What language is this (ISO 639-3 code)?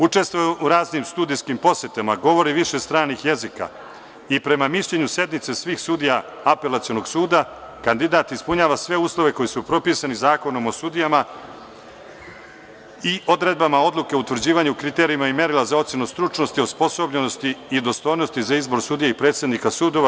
srp